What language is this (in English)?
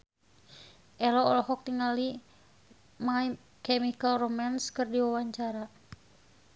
Sundanese